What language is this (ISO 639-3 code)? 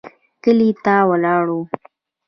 pus